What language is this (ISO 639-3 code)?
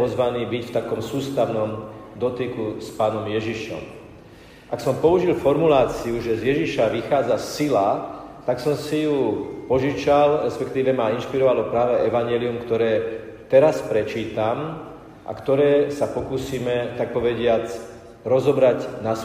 slk